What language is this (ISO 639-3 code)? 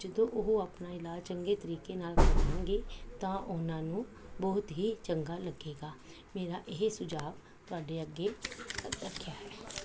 pan